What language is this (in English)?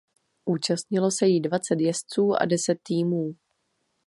Czech